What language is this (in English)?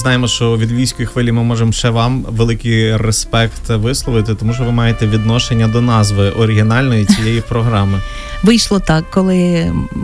Ukrainian